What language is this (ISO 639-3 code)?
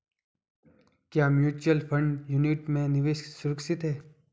hin